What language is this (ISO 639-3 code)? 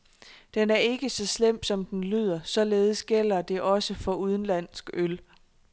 dan